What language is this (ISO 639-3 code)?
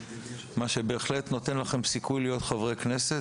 heb